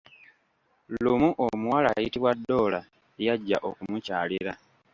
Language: Ganda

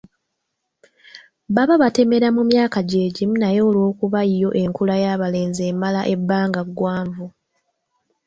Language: Ganda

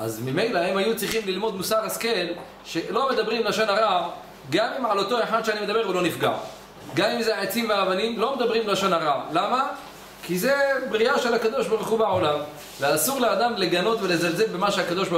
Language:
Hebrew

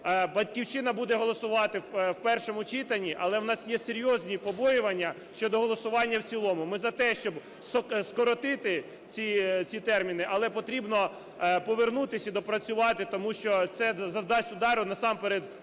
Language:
Ukrainian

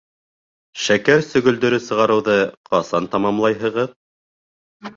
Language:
Bashkir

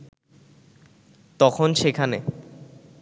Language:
Bangla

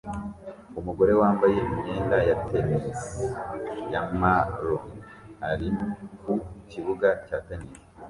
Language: Kinyarwanda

